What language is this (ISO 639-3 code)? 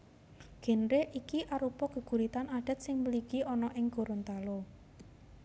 jav